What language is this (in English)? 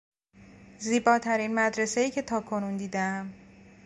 Persian